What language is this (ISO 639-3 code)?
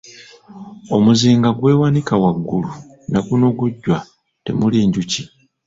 lug